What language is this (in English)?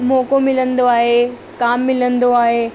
Sindhi